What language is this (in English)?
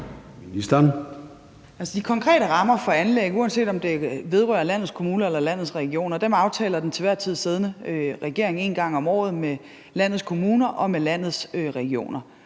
Danish